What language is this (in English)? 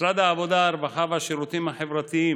Hebrew